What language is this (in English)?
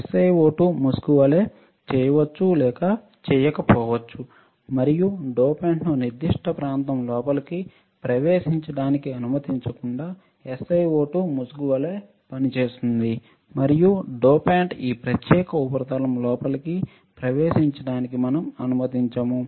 Telugu